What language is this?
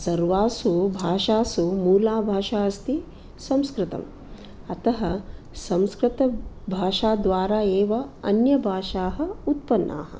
Sanskrit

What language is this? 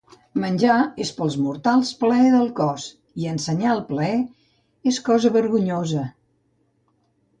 Catalan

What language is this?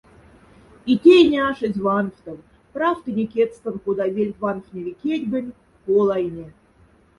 Moksha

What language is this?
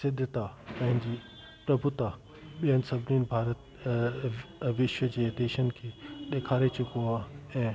Sindhi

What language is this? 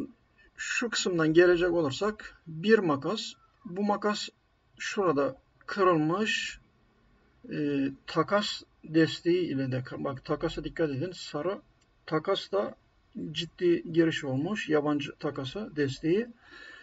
Turkish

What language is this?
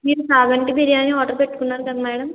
Telugu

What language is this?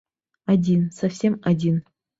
Bashkir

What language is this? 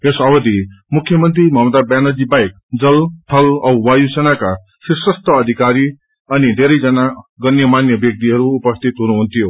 Nepali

